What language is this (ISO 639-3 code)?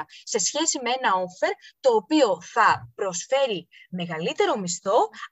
ell